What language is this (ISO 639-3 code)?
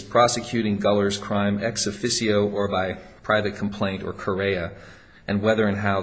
eng